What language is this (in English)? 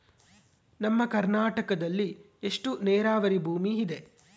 Kannada